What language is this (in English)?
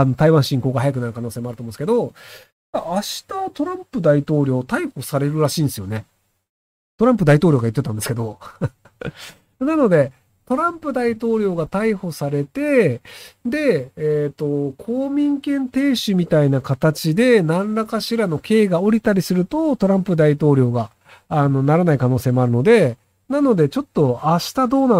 Japanese